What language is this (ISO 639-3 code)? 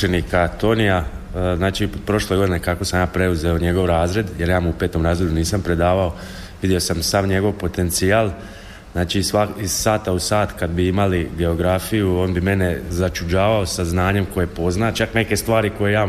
hrv